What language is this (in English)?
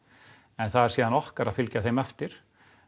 Icelandic